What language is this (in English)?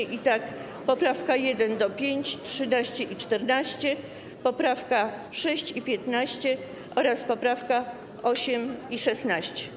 Polish